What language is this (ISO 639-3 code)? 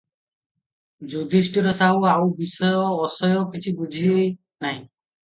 ori